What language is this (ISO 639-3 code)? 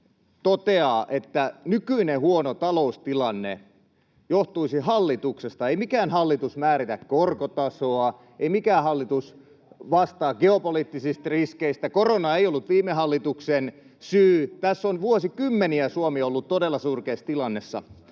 fin